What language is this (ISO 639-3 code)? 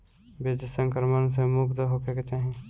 bho